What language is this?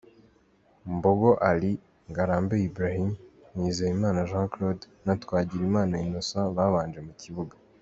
Kinyarwanda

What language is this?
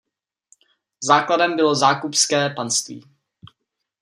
Czech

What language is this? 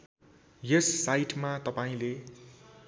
Nepali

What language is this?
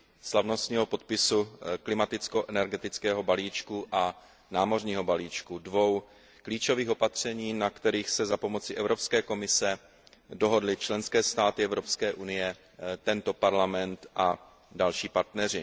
Czech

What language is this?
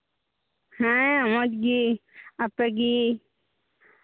Santali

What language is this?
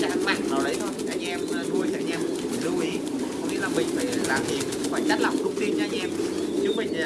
Vietnamese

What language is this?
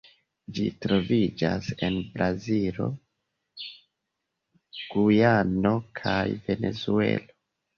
Esperanto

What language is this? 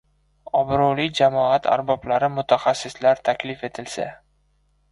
Uzbek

